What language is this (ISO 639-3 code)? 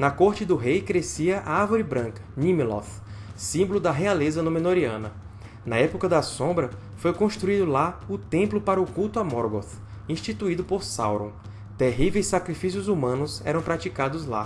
por